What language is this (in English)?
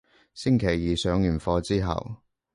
Cantonese